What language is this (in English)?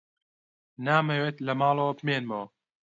Central Kurdish